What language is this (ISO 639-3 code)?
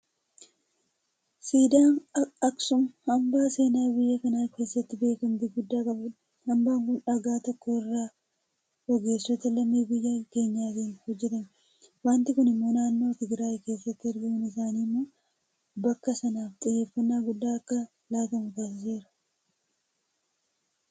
orm